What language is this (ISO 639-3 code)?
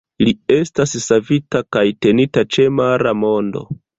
epo